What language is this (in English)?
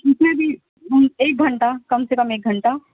Urdu